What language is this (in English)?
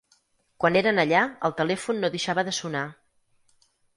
Catalan